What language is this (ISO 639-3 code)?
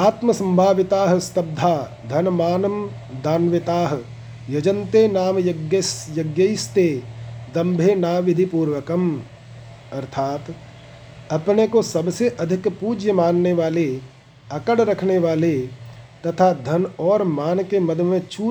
hin